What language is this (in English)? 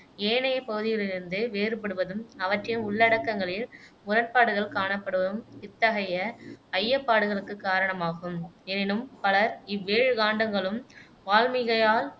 Tamil